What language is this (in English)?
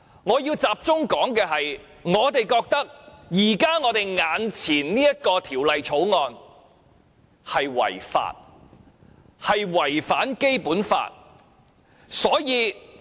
Cantonese